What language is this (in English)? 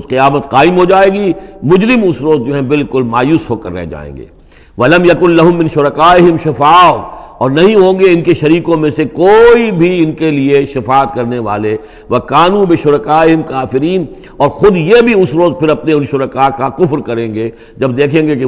Arabic